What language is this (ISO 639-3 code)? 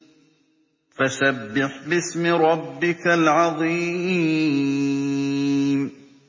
ara